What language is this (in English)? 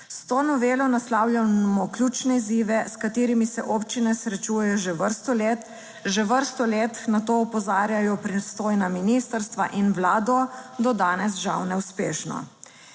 Slovenian